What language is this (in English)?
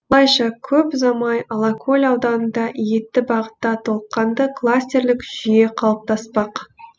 Kazakh